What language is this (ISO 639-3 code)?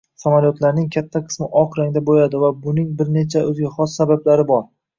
uzb